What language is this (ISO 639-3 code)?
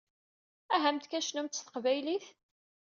kab